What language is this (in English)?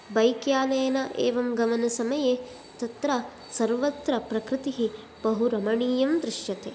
Sanskrit